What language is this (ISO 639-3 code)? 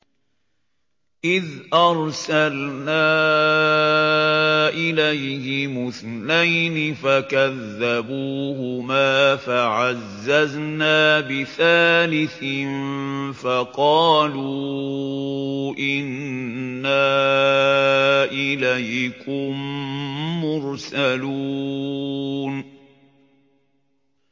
ara